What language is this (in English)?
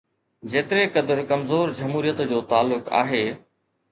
Sindhi